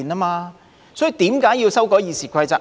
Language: Cantonese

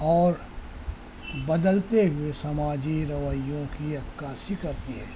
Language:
Urdu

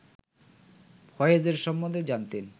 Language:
Bangla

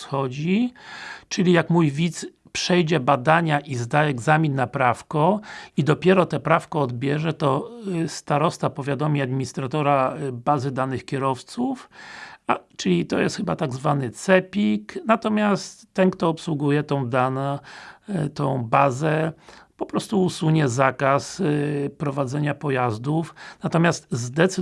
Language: Polish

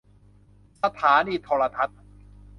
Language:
Thai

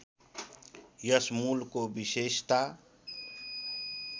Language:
Nepali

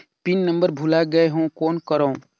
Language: Chhattisgarhi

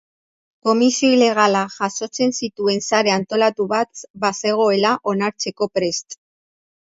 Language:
Basque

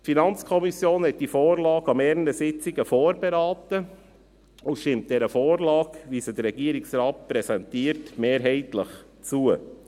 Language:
Swiss German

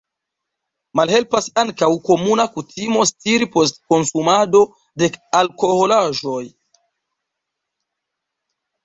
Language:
Esperanto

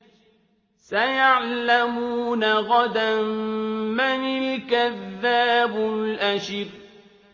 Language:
Arabic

